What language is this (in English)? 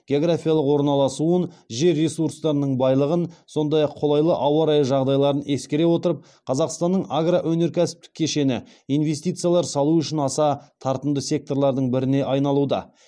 Kazakh